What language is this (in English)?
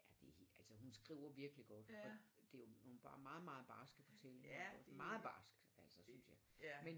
Danish